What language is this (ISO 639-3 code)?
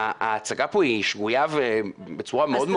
heb